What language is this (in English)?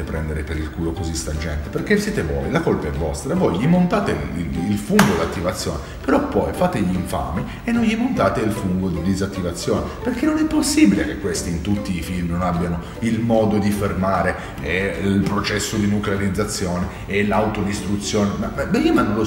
Italian